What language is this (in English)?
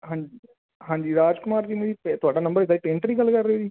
Punjabi